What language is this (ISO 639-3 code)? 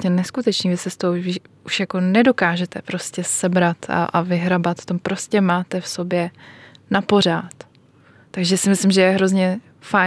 ces